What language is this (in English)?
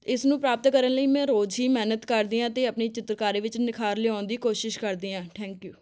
Punjabi